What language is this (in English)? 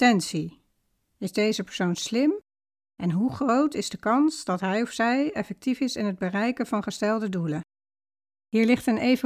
Dutch